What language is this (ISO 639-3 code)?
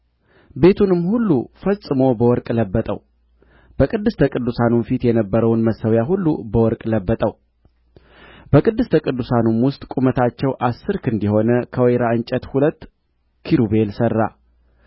amh